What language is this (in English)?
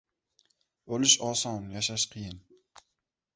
Uzbek